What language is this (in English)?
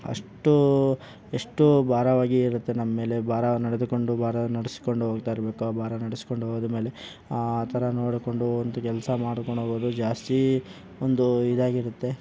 Kannada